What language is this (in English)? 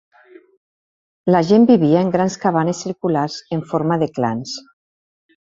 Catalan